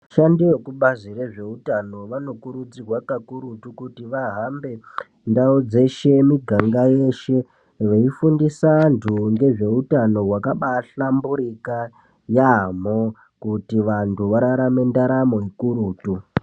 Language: Ndau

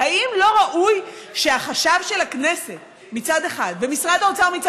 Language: Hebrew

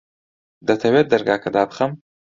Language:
Central Kurdish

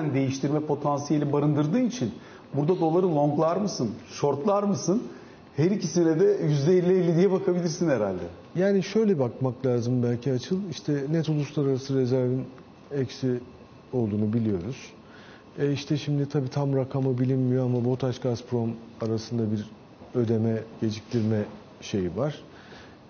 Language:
Turkish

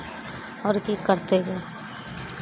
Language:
Maithili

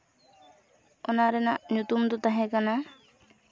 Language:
Santali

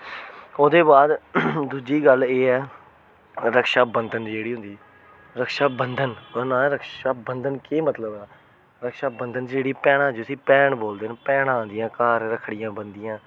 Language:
Dogri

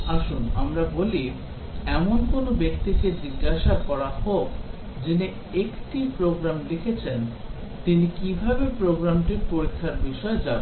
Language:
Bangla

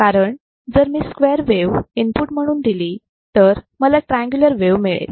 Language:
Marathi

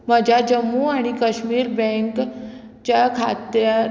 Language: Konkani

